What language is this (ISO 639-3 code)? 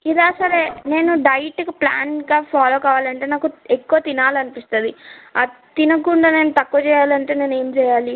tel